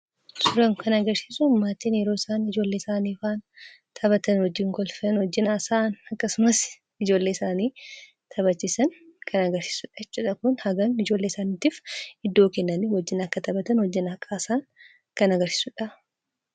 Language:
Oromo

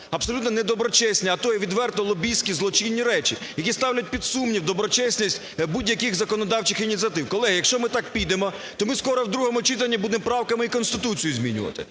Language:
Ukrainian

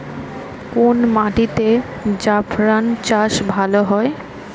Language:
Bangla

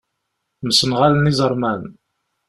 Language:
Kabyle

